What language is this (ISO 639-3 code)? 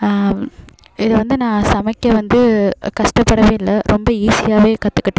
tam